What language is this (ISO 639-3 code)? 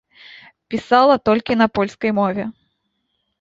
bel